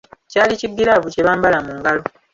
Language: Ganda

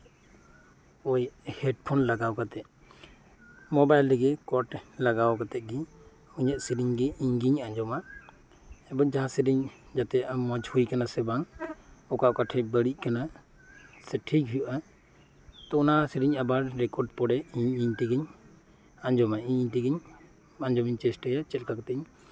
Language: Santali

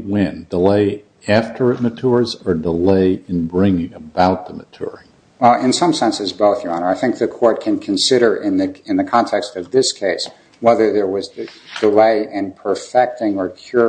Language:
English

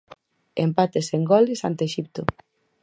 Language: Galician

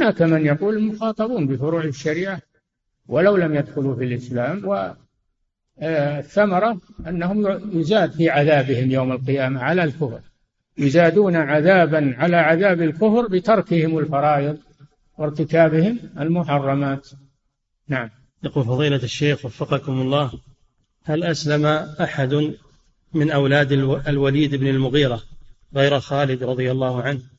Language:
Arabic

